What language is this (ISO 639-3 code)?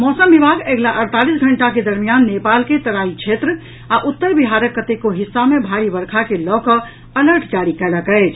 mai